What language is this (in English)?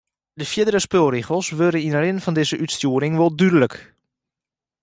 Western Frisian